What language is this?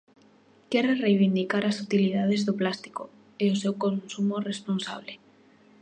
Galician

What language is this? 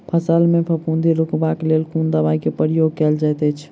Maithili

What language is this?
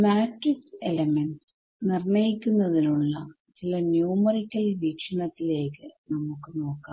Malayalam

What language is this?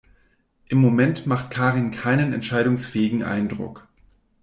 German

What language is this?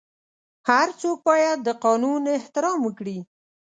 Pashto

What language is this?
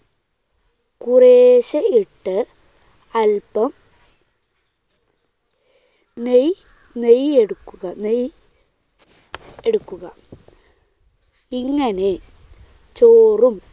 Malayalam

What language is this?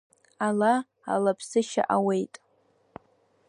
Abkhazian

